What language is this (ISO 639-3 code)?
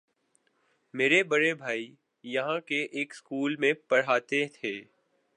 urd